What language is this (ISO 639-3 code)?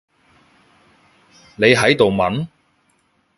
yue